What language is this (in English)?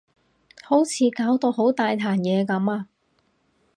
Cantonese